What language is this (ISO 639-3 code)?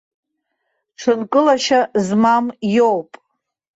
abk